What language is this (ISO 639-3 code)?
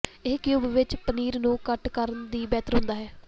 pan